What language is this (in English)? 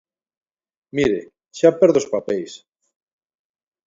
Galician